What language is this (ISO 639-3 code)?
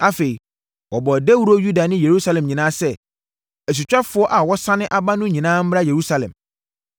aka